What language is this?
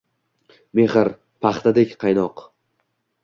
Uzbek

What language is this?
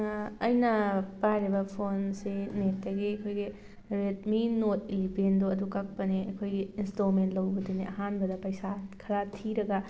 Manipuri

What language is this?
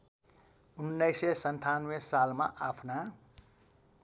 Nepali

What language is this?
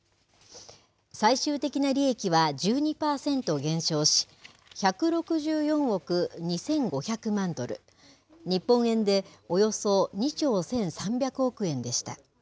Japanese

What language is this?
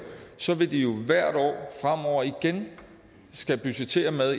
Danish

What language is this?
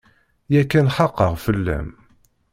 Kabyle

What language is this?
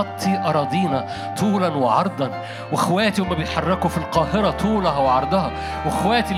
Arabic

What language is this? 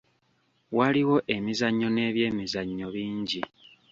Ganda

